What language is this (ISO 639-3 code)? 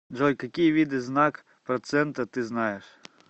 rus